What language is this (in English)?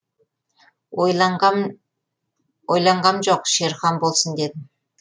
Kazakh